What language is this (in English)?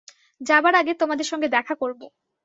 Bangla